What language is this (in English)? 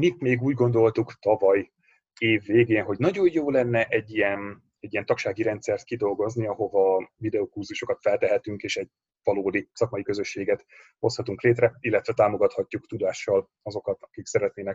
Hungarian